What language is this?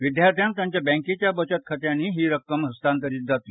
Konkani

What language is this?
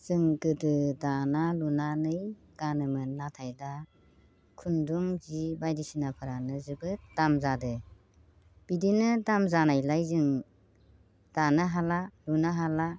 Bodo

